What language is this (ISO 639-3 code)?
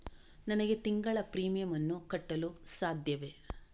kan